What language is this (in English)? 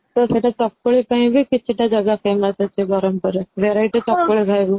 Odia